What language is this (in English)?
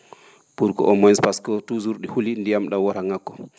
Fula